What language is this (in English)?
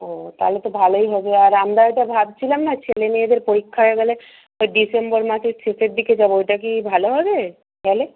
Bangla